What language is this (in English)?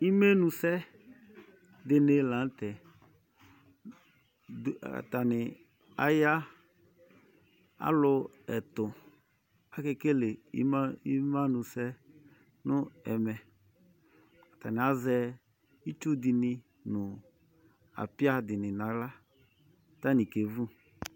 Ikposo